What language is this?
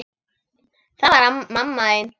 Icelandic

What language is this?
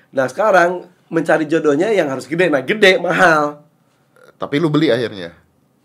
Indonesian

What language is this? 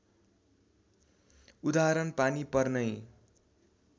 Nepali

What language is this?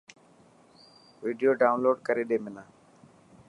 Dhatki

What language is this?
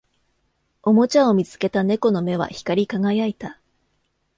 Japanese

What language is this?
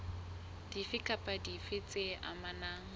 Southern Sotho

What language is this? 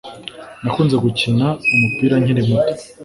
Kinyarwanda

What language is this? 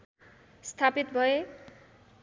Nepali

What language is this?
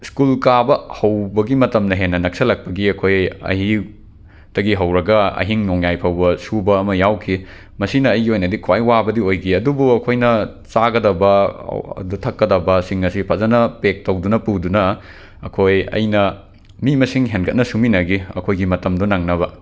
Manipuri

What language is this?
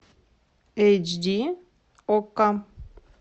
Russian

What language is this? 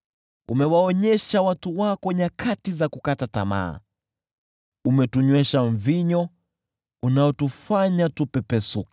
Swahili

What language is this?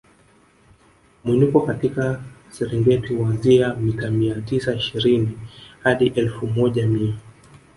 Swahili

